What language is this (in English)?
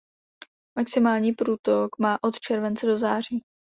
Czech